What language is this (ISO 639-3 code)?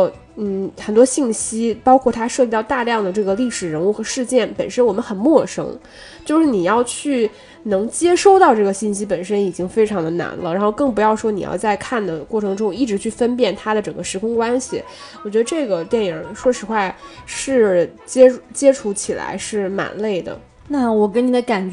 zho